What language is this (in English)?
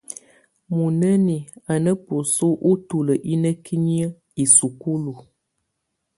Tunen